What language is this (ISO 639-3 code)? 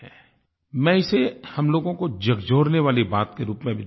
hin